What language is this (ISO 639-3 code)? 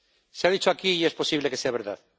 spa